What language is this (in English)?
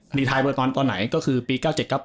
Thai